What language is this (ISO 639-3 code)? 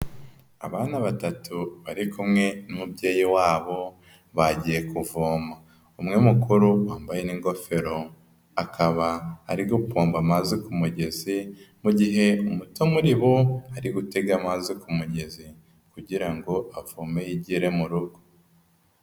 kin